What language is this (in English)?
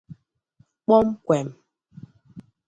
Igbo